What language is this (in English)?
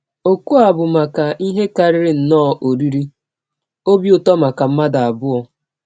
Igbo